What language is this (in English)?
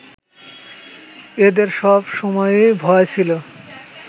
Bangla